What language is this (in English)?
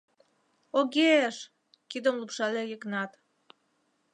Mari